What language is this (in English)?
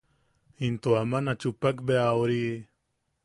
Yaqui